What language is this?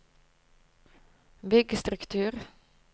Norwegian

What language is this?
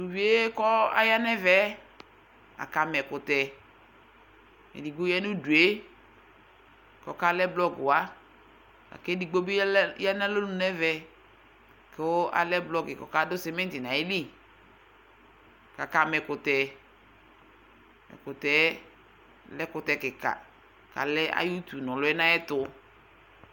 Ikposo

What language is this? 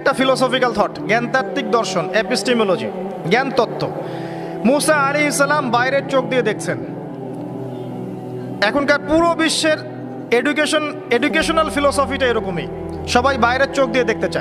Arabic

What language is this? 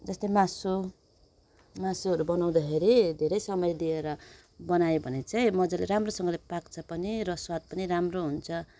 Nepali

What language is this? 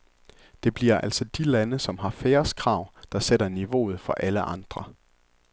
Danish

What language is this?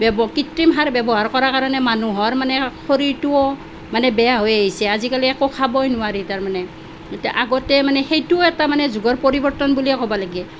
Assamese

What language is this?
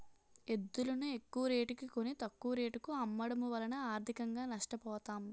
Telugu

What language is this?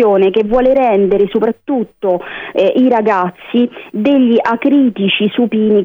Italian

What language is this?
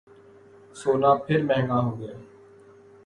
Urdu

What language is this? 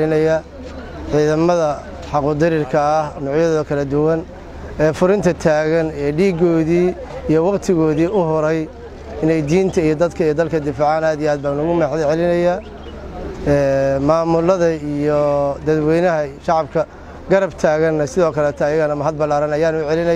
Arabic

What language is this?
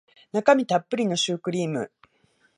Japanese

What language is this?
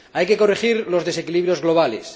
Spanish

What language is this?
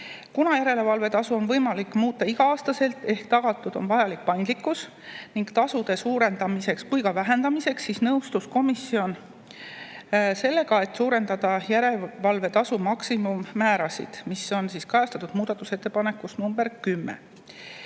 Estonian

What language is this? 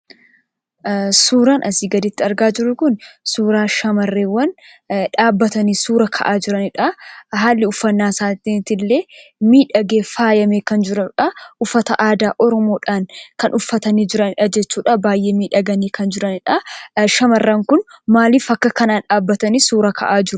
Oromo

